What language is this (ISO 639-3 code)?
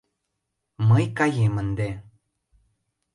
chm